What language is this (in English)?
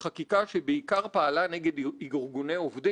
Hebrew